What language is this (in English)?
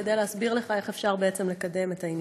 Hebrew